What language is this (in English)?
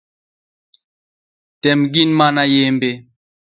Luo (Kenya and Tanzania)